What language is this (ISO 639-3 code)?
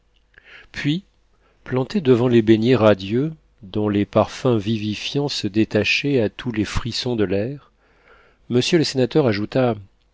fra